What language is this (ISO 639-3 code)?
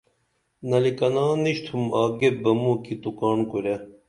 dml